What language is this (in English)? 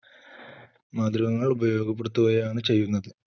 Malayalam